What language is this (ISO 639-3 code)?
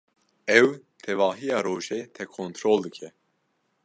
kur